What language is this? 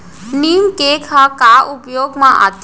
Chhattisgarhi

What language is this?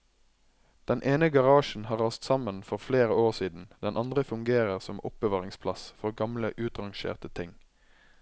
Norwegian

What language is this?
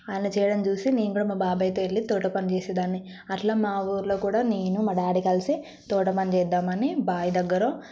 Telugu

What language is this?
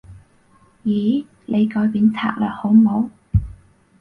Cantonese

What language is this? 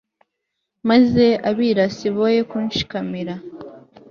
Kinyarwanda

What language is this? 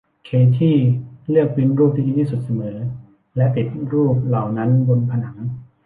Thai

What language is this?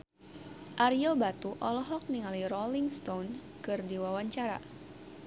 Sundanese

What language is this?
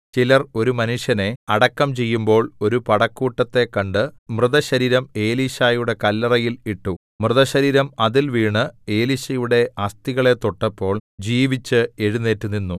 Malayalam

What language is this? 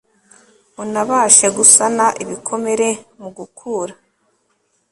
Kinyarwanda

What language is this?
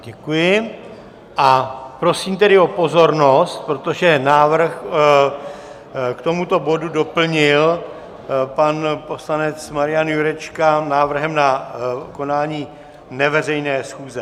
Czech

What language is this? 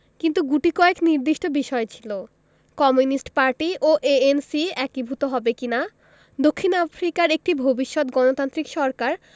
Bangla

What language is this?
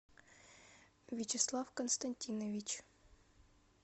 Russian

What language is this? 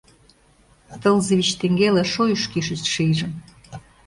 Mari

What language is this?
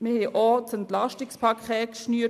Swiss German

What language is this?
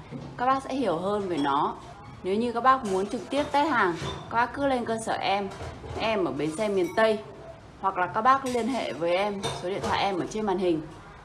Vietnamese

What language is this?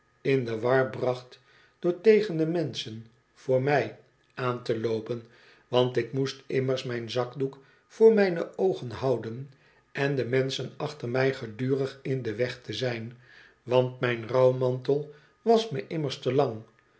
Dutch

